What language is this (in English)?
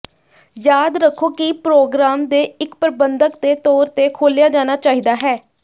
Punjabi